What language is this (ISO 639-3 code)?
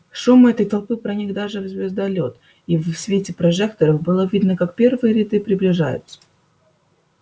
rus